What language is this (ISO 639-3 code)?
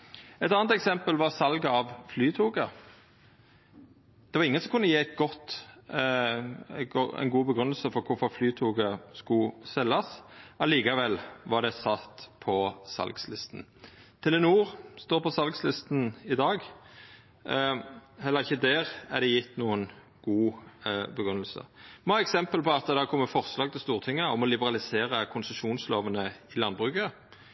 nno